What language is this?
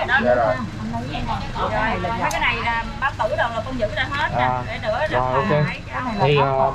Vietnamese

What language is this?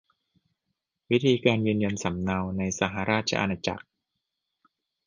Thai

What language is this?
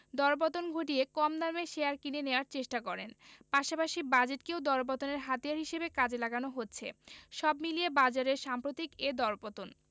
Bangla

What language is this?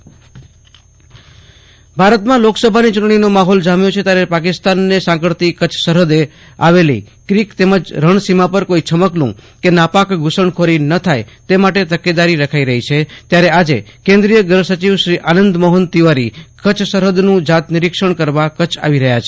Gujarati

